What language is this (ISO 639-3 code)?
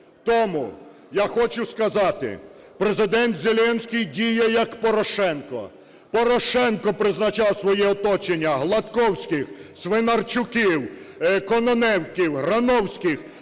ukr